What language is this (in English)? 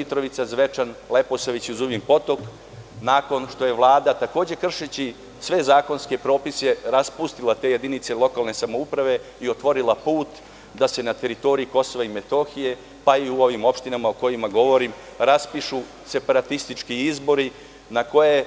Serbian